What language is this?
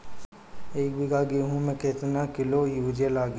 Bhojpuri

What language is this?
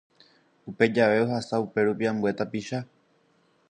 Guarani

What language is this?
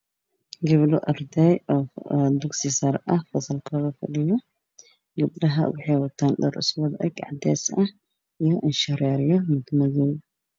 Somali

